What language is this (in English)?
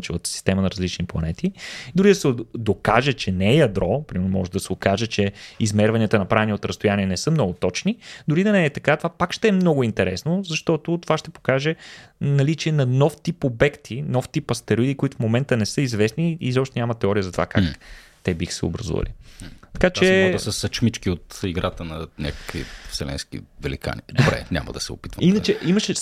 Bulgarian